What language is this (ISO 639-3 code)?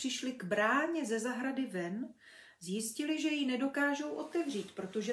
ces